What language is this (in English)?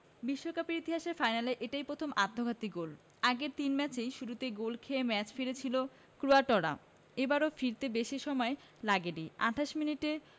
Bangla